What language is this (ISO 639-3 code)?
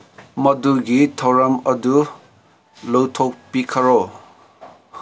mni